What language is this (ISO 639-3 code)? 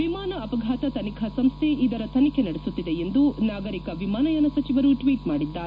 kan